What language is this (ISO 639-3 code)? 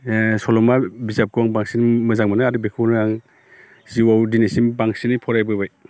brx